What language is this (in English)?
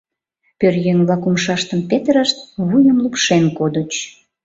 Mari